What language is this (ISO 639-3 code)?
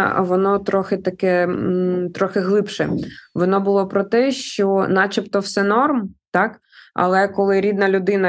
ukr